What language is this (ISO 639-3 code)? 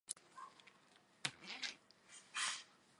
zho